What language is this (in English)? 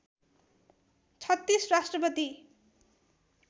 Nepali